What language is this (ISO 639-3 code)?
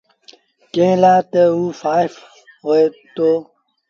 sbn